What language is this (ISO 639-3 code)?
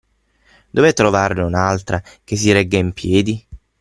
ita